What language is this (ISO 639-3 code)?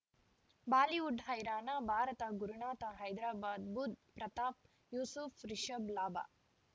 kan